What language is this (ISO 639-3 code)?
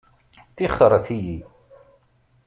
kab